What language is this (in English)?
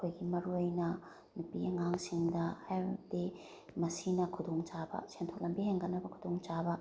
Manipuri